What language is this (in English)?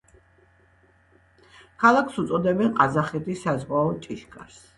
Georgian